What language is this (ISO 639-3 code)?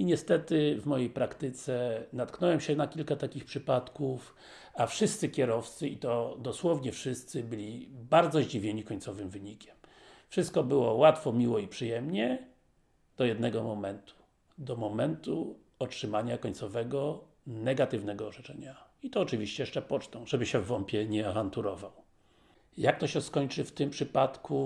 pol